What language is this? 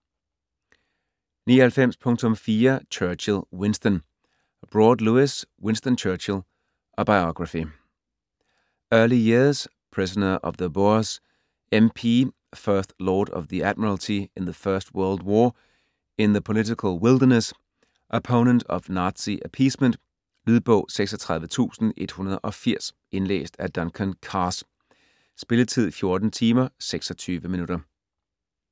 Danish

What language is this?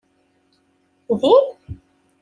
Kabyle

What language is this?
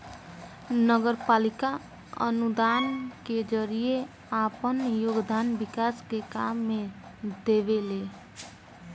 Bhojpuri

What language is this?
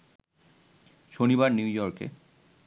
Bangla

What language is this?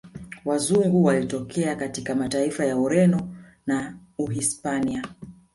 Swahili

